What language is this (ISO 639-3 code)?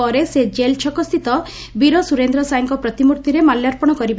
ori